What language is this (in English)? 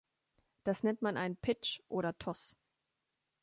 German